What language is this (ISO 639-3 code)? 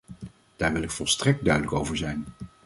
nld